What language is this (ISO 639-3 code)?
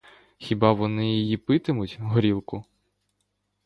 ukr